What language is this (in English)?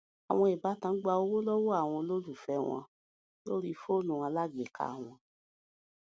Yoruba